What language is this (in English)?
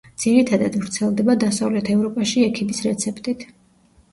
Georgian